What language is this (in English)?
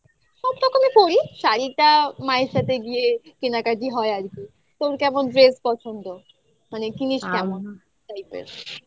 Bangla